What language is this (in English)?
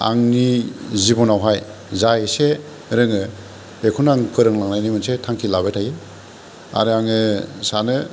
Bodo